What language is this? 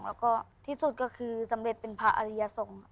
Thai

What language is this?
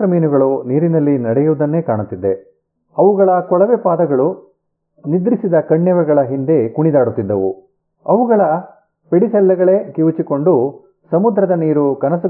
Kannada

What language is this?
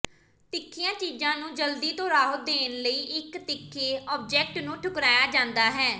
Punjabi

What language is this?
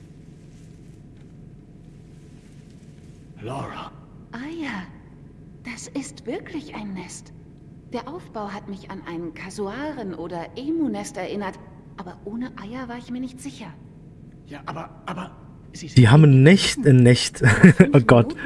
German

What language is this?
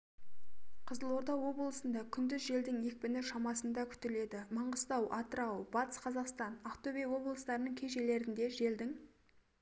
Kazakh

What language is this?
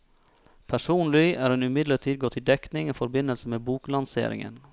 Norwegian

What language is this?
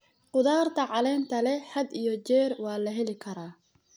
Somali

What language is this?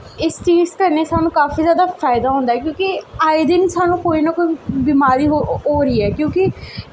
Dogri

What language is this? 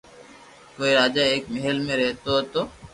Loarki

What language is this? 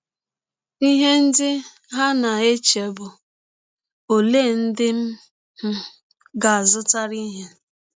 Igbo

